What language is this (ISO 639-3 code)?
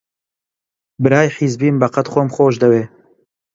ckb